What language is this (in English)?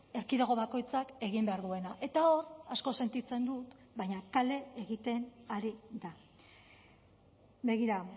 Basque